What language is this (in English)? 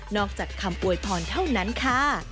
Thai